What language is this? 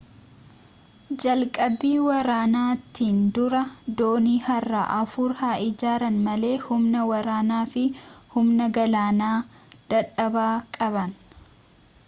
Oromo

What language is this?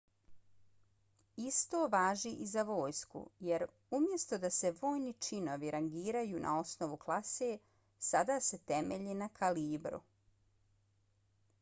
Bosnian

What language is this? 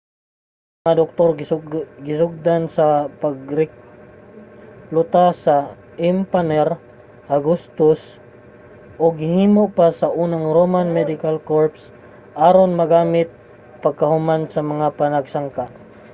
Cebuano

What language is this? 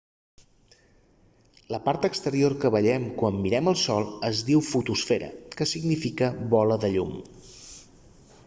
Catalan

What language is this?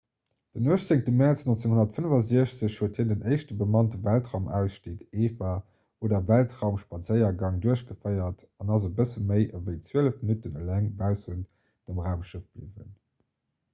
Luxembourgish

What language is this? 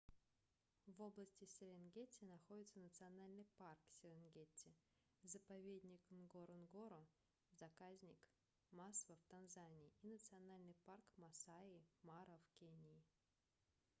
Russian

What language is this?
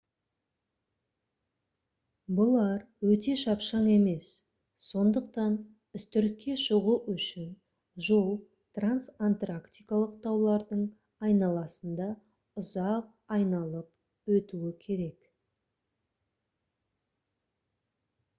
Kazakh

